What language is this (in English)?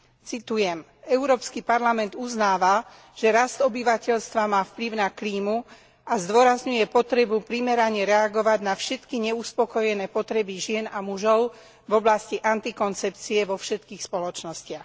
Slovak